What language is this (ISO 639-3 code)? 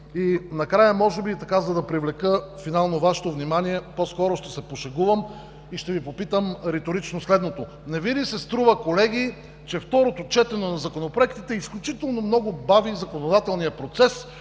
bul